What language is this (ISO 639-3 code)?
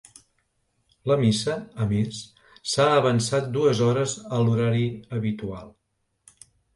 cat